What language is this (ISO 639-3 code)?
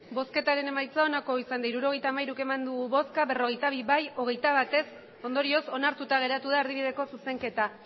eus